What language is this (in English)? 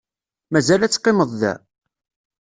Kabyle